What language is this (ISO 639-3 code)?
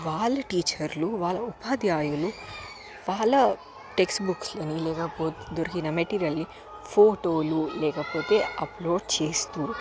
tel